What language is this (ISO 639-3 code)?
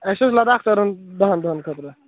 kas